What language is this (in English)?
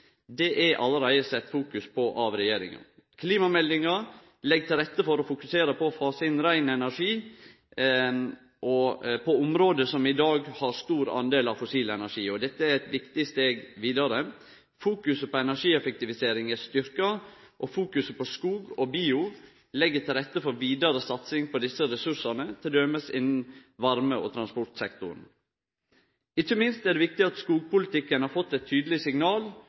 Norwegian Nynorsk